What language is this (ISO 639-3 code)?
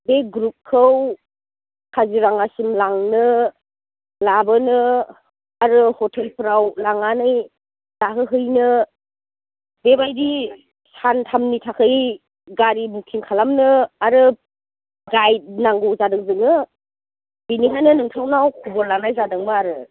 brx